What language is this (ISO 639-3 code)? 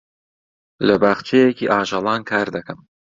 ckb